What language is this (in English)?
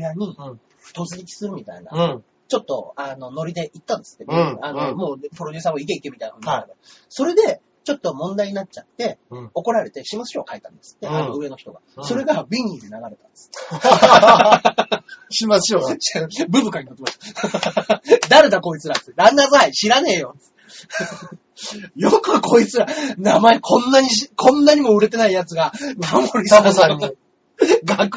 Japanese